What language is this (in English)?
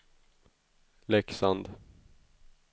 Swedish